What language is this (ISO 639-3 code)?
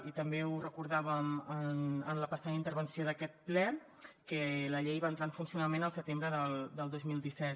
cat